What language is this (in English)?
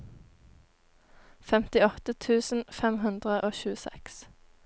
Norwegian